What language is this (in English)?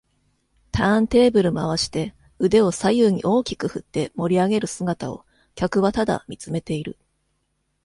Japanese